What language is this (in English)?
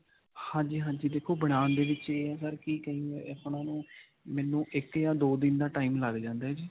Punjabi